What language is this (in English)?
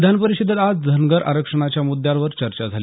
Marathi